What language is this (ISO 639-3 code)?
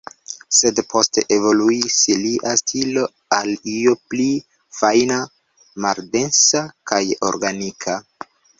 epo